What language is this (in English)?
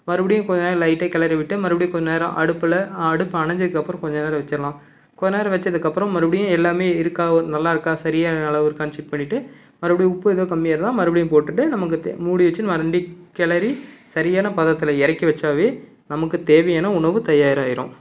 Tamil